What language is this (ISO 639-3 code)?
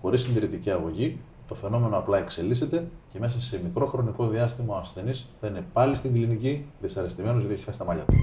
ell